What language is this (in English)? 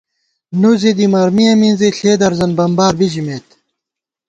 Gawar-Bati